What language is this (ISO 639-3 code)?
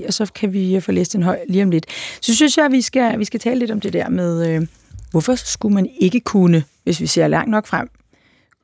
dan